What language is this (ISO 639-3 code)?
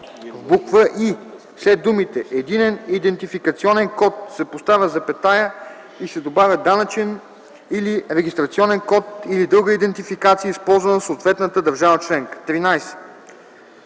bul